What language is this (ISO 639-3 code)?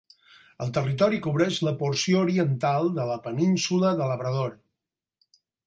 cat